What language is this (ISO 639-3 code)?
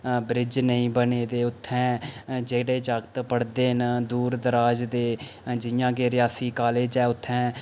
doi